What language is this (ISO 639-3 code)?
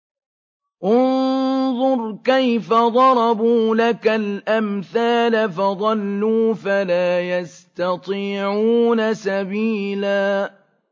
ara